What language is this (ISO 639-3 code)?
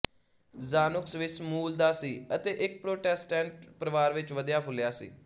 pan